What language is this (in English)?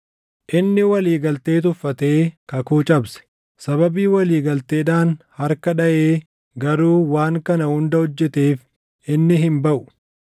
Oromo